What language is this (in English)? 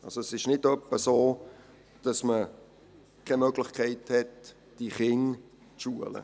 Swiss German